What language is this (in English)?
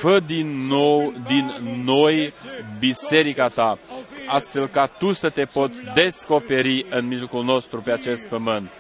Romanian